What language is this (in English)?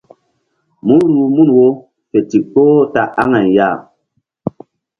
Mbum